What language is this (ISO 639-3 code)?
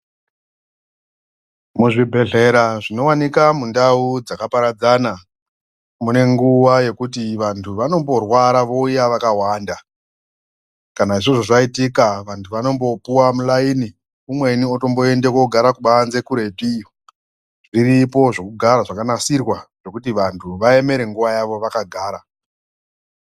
ndc